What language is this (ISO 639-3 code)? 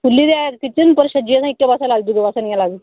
doi